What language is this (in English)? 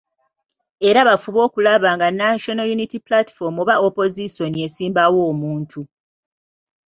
Ganda